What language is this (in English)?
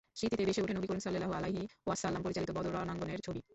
Bangla